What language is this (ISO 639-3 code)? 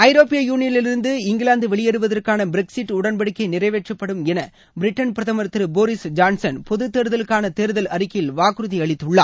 tam